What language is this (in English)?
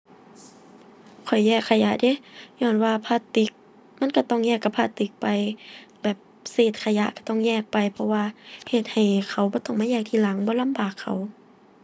Thai